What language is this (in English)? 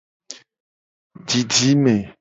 Gen